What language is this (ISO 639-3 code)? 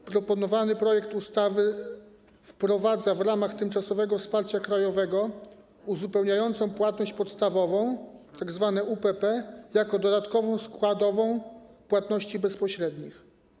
pol